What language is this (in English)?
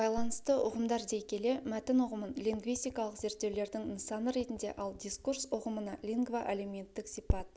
Kazakh